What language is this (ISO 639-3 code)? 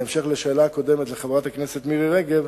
heb